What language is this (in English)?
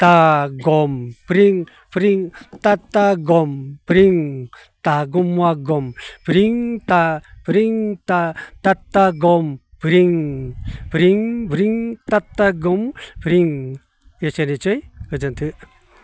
Bodo